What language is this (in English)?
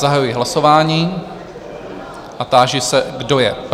Czech